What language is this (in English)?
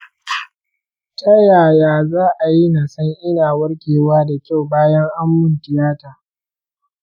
Hausa